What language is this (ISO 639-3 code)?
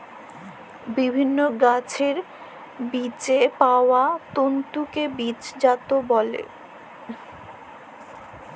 ben